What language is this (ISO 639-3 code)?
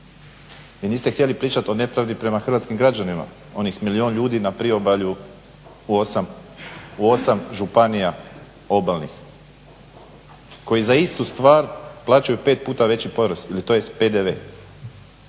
hrv